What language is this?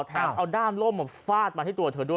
Thai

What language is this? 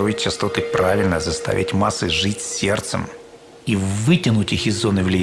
Russian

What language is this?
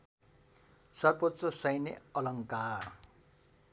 Nepali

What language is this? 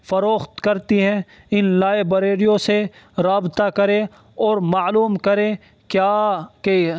Urdu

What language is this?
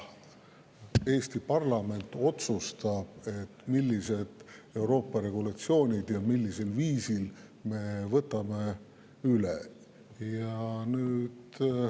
Estonian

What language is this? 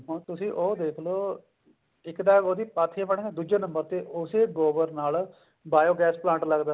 Punjabi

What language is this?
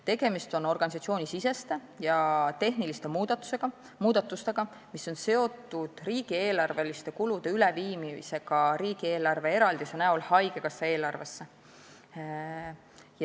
Estonian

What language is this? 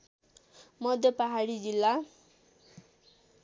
Nepali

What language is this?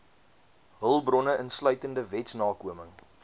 Afrikaans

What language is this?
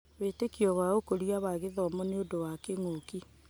Kikuyu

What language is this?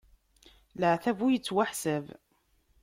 Kabyle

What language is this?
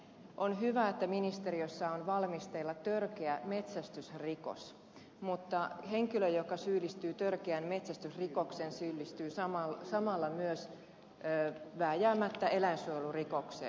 Finnish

